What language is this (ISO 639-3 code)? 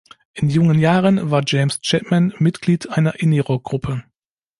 deu